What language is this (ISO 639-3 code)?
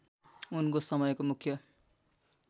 nep